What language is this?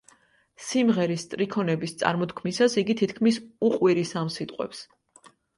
Georgian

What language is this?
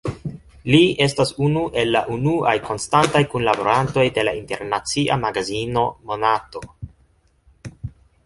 Esperanto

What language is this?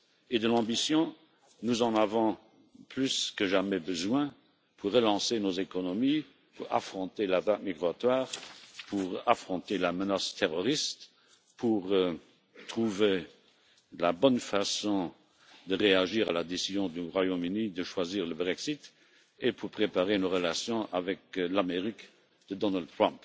French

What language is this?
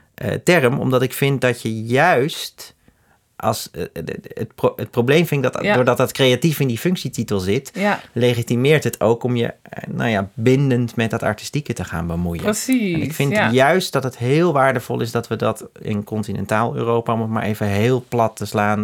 Dutch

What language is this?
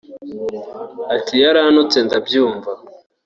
Kinyarwanda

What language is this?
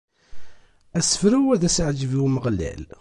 Kabyle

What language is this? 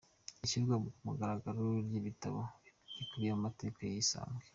Kinyarwanda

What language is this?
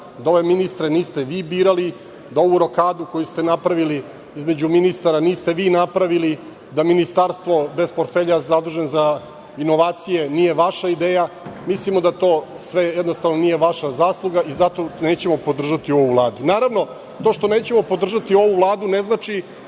Serbian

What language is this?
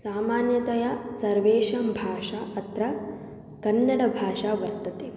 Sanskrit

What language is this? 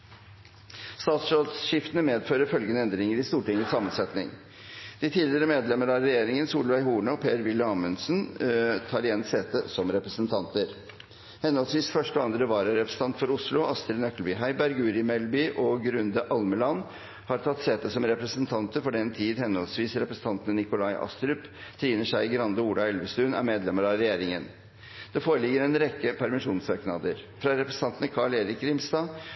Norwegian Bokmål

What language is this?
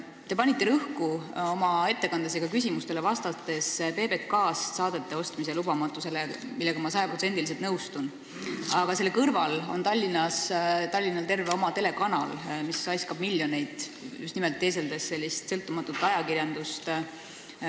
Estonian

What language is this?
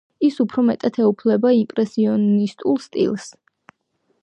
Georgian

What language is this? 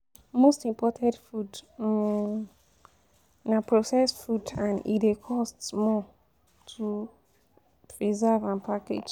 Nigerian Pidgin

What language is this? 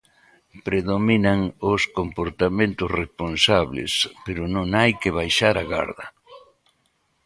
Galician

